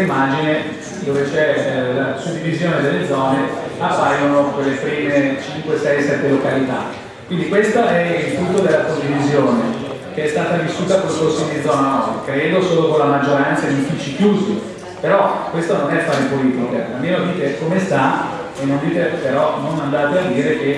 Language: Italian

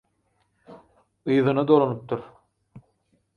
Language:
Turkmen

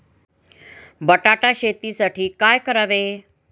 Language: Marathi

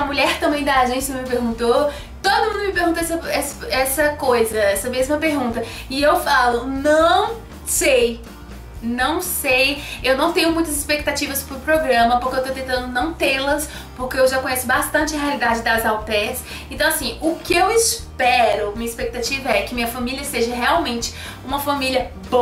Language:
Portuguese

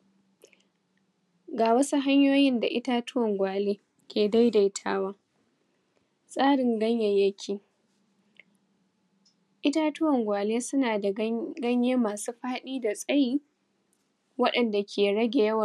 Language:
Hausa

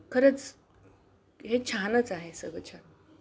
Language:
Marathi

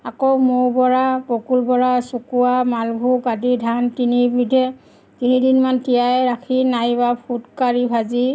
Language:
Assamese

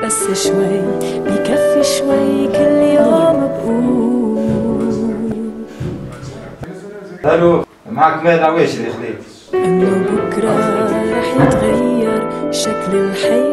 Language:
Arabic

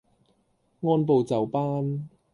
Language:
Cantonese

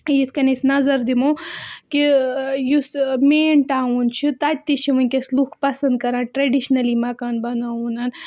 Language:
Kashmiri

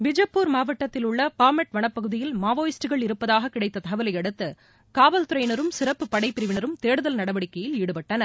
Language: Tamil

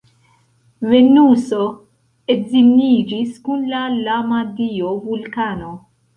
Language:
Esperanto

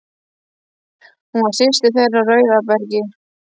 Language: Icelandic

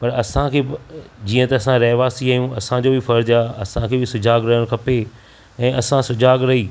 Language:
Sindhi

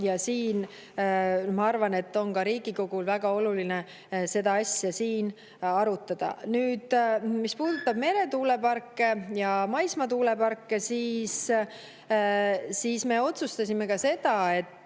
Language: Estonian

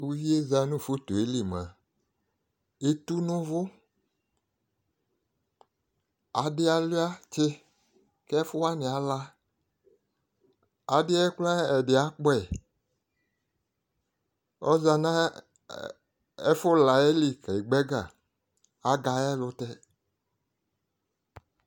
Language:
Ikposo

